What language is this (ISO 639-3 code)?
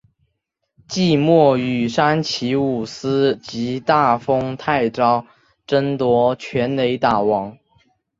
zho